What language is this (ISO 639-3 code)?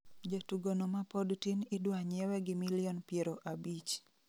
luo